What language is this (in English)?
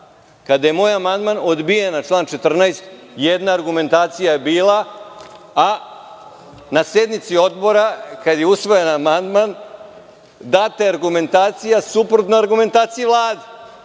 Serbian